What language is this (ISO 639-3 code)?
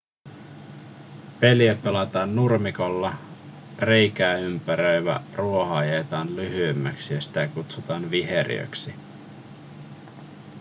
fin